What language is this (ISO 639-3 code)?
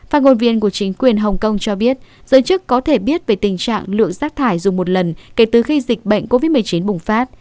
vie